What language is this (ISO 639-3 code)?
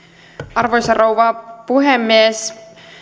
fin